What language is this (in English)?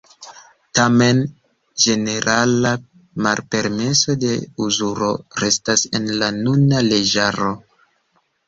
Esperanto